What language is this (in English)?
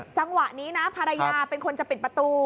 Thai